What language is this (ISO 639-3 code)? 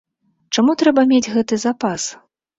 bel